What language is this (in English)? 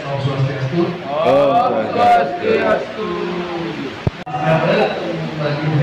Indonesian